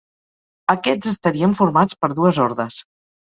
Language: Catalan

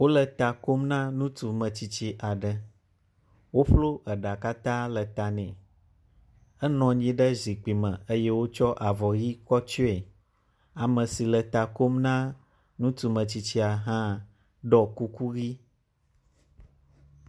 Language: Ewe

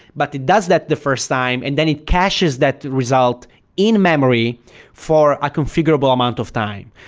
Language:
English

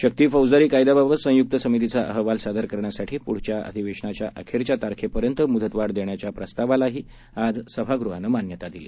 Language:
Marathi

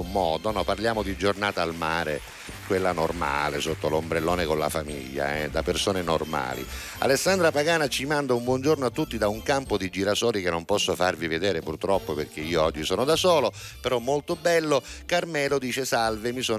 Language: Italian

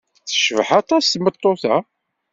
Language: Kabyle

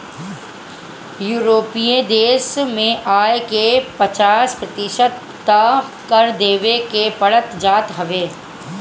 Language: Bhojpuri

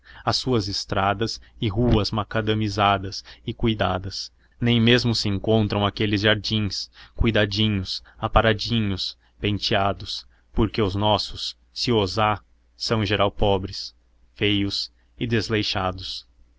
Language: Portuguese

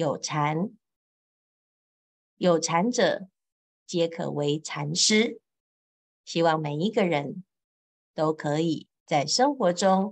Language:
Chinese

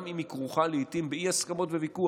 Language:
Hebrew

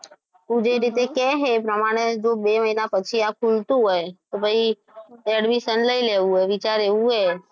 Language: Gujarati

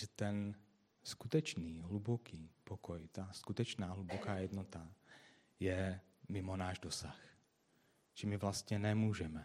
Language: Czech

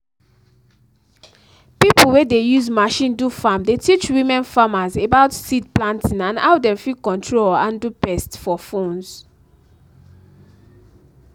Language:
Nigerian Pidgin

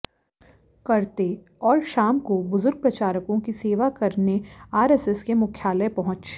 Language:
Hindi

